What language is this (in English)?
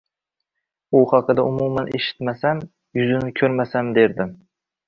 Uzbek